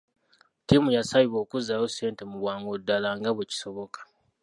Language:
Ganda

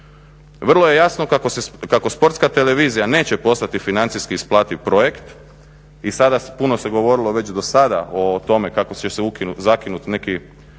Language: Croatian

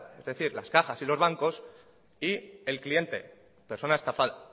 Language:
Spanish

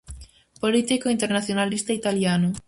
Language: Galician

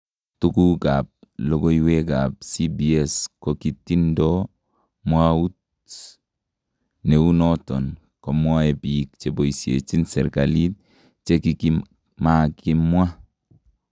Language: Kalenjin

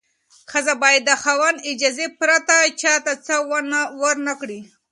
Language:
Pashto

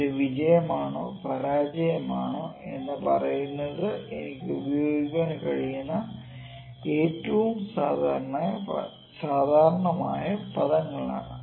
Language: Malayalam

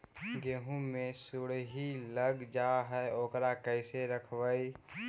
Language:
Magahi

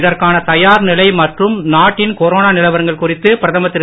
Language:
Tamil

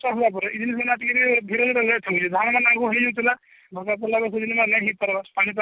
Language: Odia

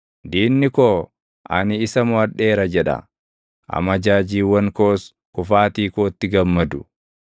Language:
Oromo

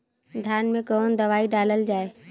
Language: Bhojpuri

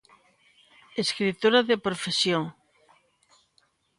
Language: Galician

